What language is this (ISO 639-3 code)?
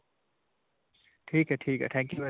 pan